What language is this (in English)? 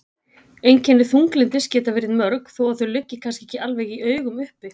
Icelandic